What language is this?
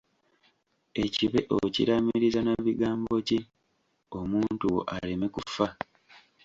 Ganda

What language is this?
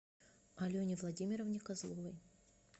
Russian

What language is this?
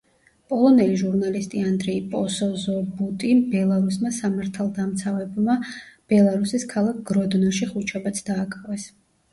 Georgian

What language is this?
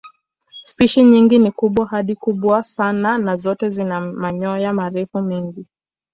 Swahili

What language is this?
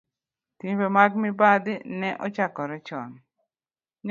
Luo (Kenya and Tanzania)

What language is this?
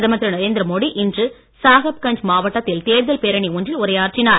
Tamil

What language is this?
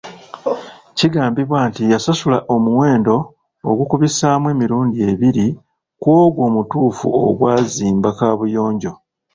Ganda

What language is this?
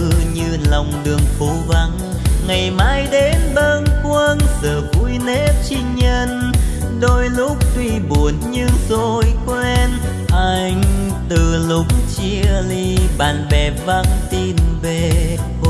Vietnamese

